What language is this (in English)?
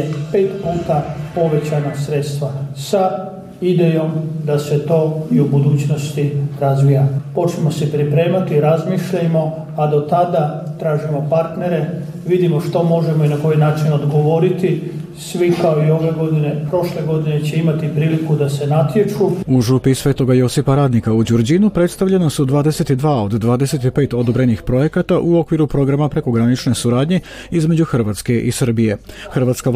Croatian